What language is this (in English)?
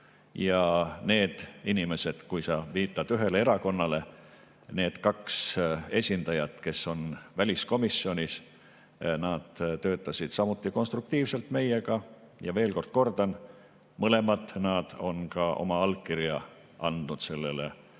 Estonian